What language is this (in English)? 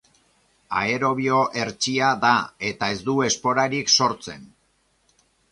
Basque